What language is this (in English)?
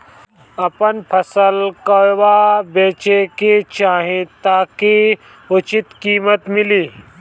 Bhojpuri